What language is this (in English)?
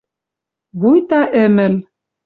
Western Mari